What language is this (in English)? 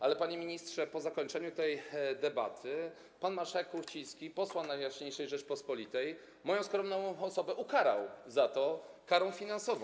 Polish